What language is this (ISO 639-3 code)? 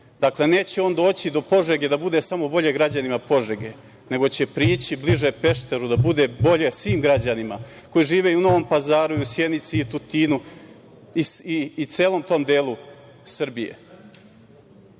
srp